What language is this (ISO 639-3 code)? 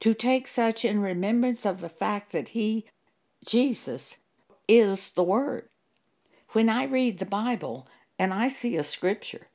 eng